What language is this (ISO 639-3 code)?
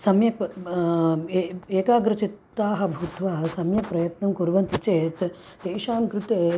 san